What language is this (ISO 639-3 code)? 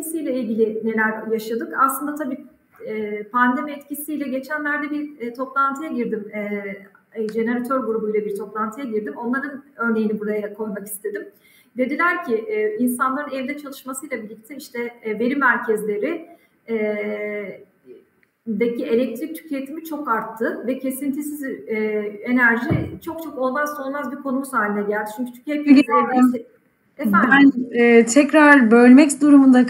tur